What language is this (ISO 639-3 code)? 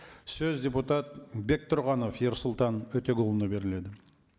kaz